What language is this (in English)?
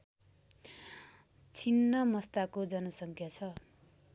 Nepali